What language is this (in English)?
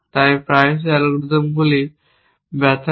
Bangla